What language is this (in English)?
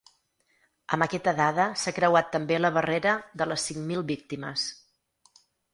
Catalan